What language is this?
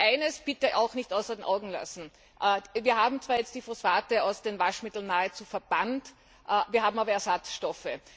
German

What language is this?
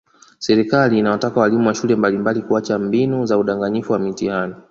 Swahili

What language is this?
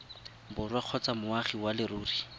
Tswana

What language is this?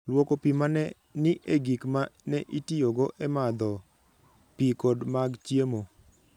Luo (Kenya and Tanzania)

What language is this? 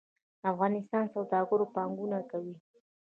Pashto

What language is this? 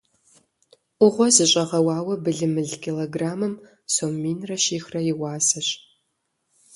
Kabardian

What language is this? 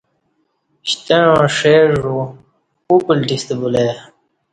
Kati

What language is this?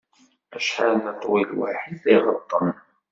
Kabyle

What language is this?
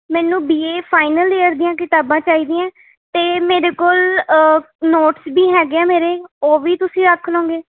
Punjabi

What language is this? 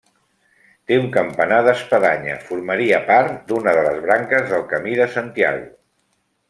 Catalan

